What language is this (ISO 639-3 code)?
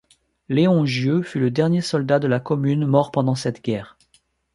fra